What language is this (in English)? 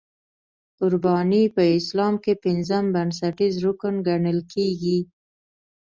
Pashto